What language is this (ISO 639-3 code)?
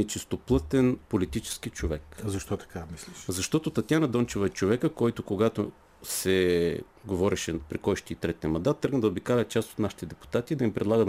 bul